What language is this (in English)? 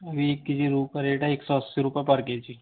Hindi